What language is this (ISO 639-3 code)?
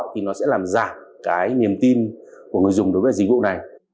vie